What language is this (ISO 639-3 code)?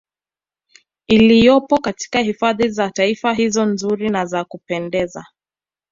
swa